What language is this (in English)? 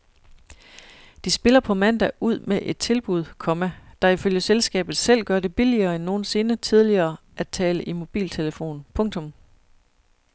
Danish